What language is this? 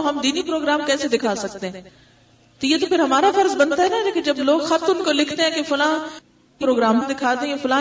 Urdu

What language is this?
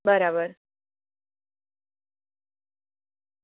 Gujarati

